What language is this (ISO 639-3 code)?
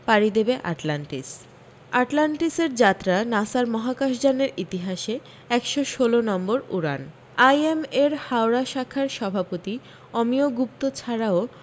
ben